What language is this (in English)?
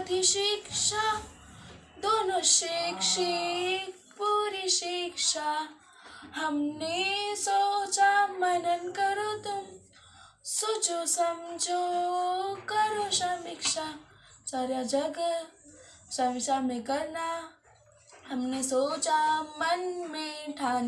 Hindi